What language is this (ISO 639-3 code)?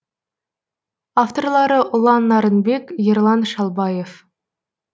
kaz